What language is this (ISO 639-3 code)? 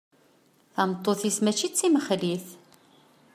kab